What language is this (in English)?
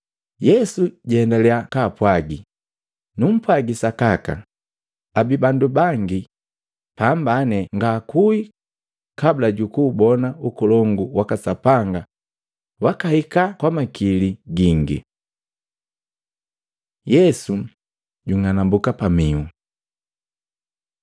Matengo